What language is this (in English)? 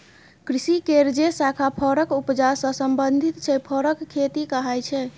Maithili